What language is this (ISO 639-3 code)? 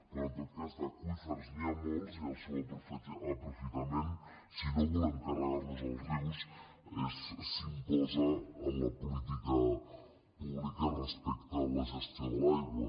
cat